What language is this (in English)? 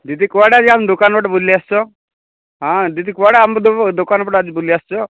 Odia